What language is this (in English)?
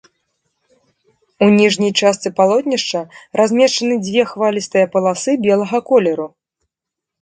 Belarusian